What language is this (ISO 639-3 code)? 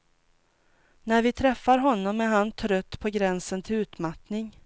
swe